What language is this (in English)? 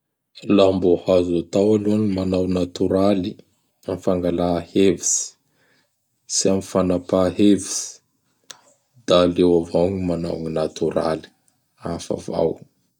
Bara Malagasy